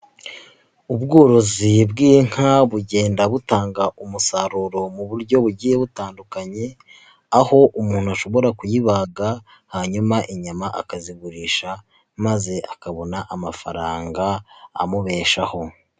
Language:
Kinyarwanda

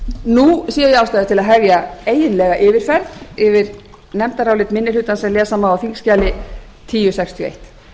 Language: Icelandic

